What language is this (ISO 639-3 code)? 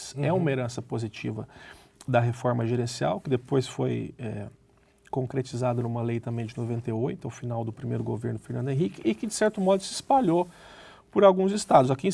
por